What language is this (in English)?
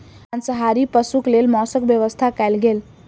Maithili